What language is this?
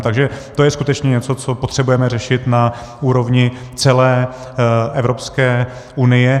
Czech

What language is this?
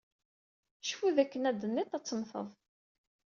Kabyle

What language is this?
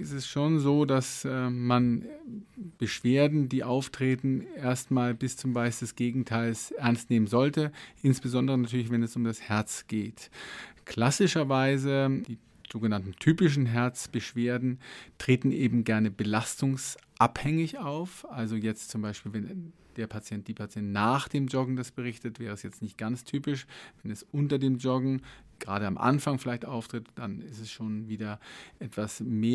German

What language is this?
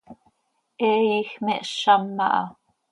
Seri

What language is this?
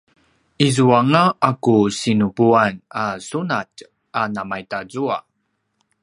Paiwan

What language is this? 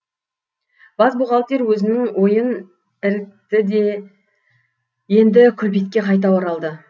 Kazakh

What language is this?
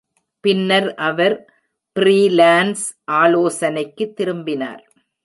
Tamil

